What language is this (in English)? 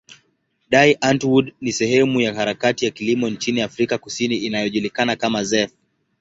Swahili